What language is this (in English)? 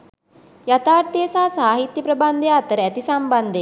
Sinhala